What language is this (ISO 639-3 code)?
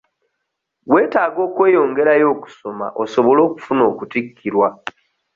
lug